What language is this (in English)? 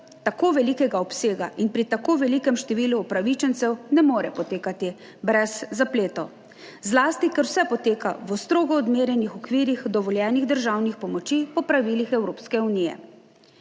Slovenian